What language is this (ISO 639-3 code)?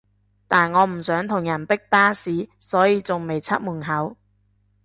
yue